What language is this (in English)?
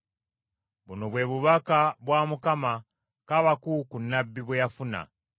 Ganda